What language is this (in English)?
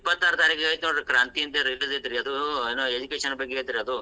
Kannada